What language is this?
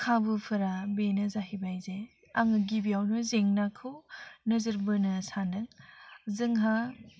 Bodo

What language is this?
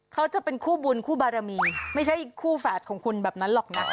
Thai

